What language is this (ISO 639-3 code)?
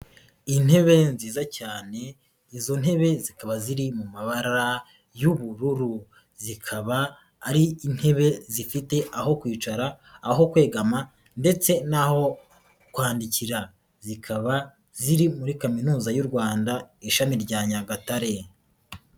kin